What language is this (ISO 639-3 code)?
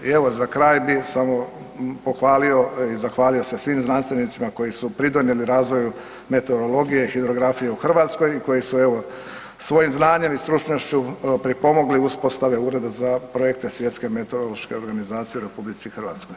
hrv